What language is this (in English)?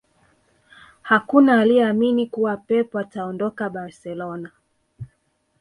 Swahili